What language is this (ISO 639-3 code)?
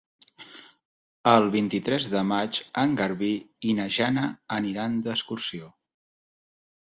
cat